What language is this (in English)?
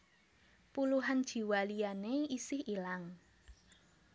Javanese